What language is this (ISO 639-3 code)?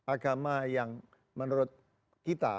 ind